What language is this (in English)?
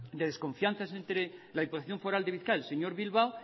Spanish